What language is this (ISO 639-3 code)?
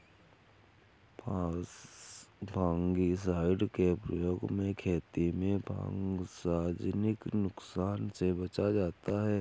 hin